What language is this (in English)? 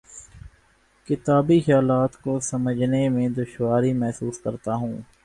Urdu